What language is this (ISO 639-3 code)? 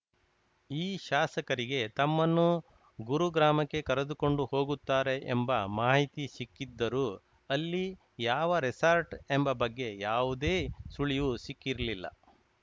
kan